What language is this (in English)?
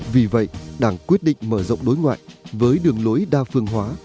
Vietnamese